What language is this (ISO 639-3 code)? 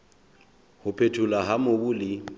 sot